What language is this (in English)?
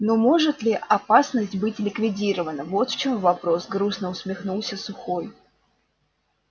Russian